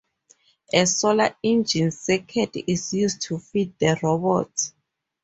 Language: English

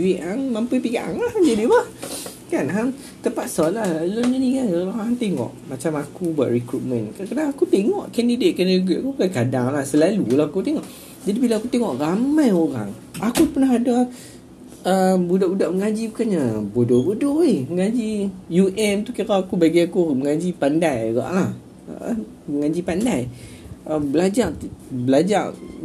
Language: Malay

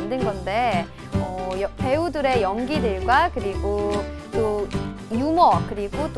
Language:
Korean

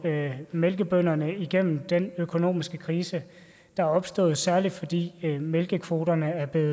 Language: Danish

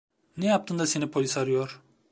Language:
Turkish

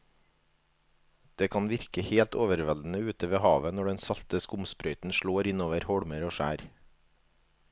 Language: Norwegian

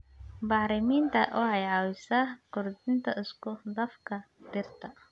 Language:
Somali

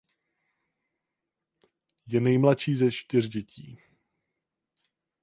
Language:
Czech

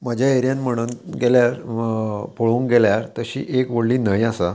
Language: Konkani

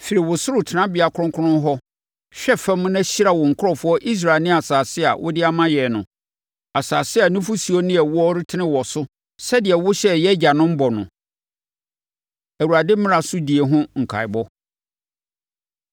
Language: Akan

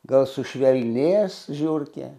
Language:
Lithuanian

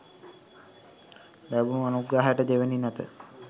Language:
Sinhala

